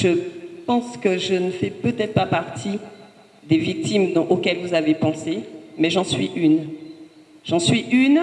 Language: French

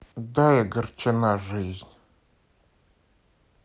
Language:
Russian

